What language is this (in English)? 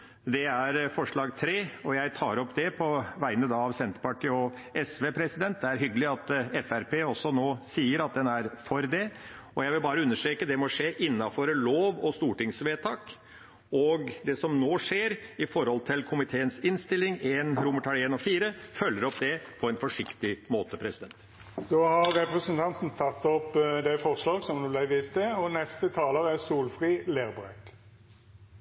Norwegian